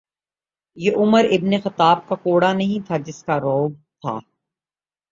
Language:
Urdu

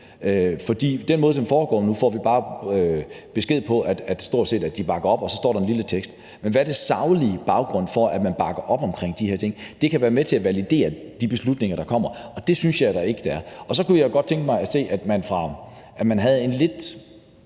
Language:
Danish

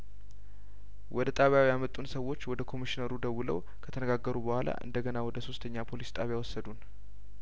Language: Amharic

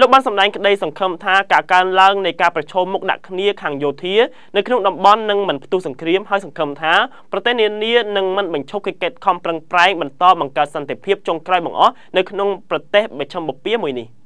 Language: Thai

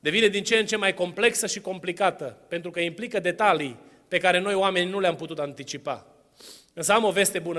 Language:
Romanian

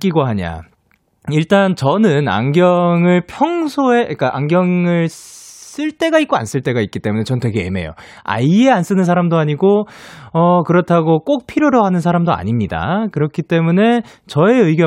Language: Korean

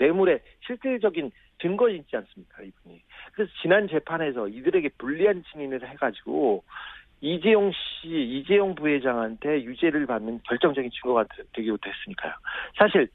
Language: Korean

